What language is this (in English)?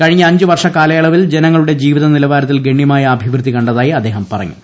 Malayalam